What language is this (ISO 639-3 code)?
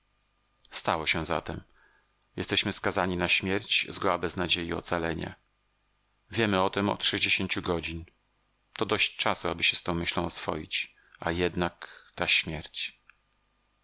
pol